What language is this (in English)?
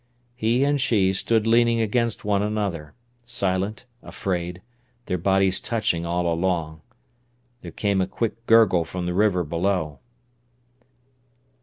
English